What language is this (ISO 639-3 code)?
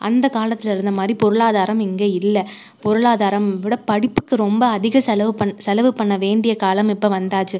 tam